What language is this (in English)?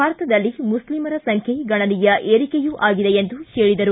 Kannada